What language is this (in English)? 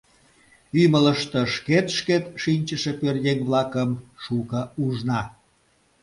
Mari